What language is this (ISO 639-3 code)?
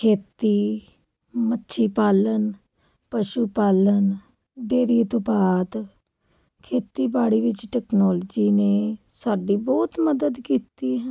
pan